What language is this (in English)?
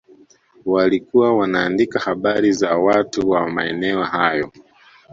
Swahili